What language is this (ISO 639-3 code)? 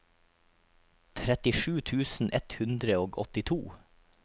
nor